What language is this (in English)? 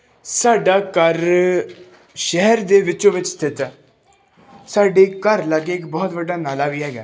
Punjabi